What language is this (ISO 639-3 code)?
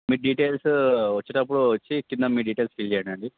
tel